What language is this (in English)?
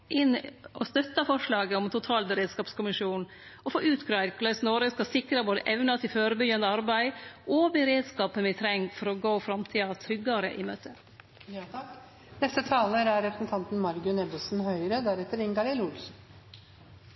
Norwegian Nynorsk